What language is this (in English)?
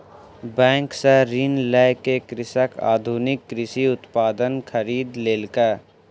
Maithili